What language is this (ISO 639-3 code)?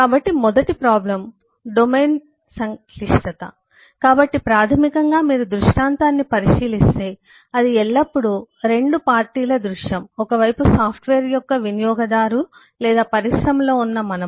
tel